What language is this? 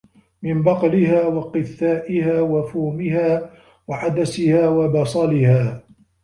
Arabic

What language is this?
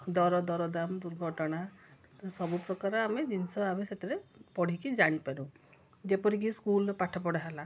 Odia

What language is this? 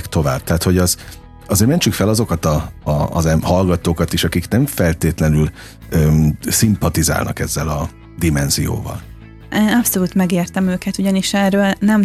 Hungarian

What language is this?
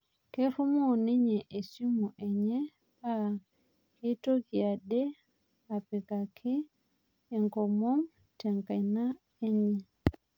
Masai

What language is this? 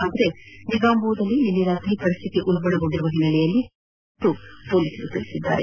Kannada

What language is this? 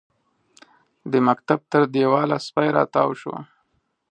Pashto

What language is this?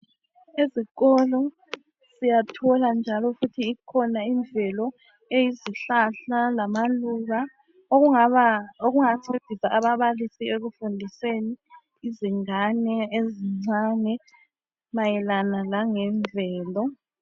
North Ndebele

